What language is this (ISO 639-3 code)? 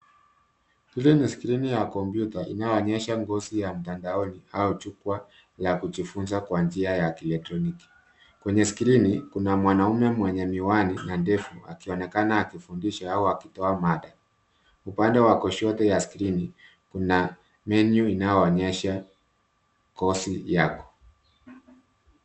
swa